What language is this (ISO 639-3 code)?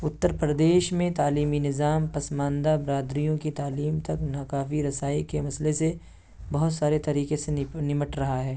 urd